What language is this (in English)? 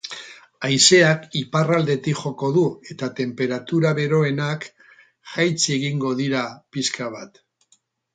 Basque